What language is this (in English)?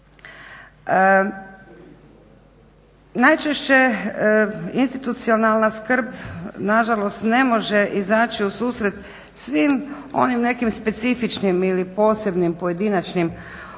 Croatian